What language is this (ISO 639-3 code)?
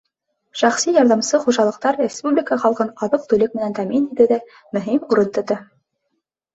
bak